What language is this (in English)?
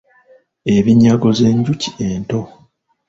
Ganda